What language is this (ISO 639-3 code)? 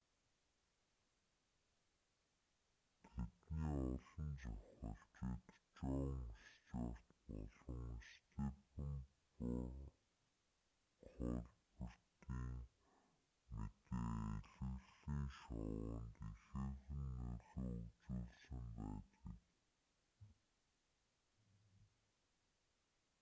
mon